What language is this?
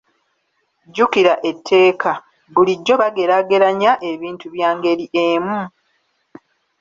Ganda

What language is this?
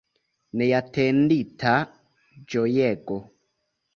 Esperanto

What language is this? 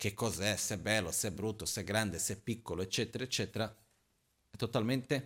Italian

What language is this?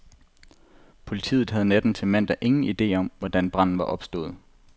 Danish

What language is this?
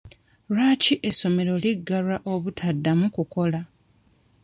Ganda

